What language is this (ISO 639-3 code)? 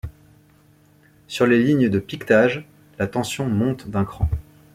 fra